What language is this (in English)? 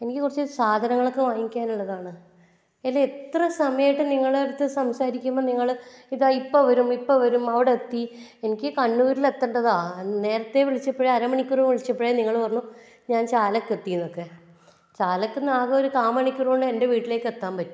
Malayalam